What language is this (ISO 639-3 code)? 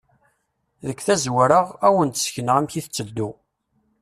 kab